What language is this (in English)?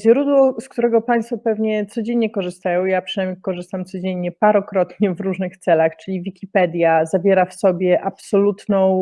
Polish